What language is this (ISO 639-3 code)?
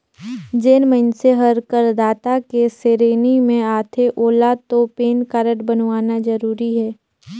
hne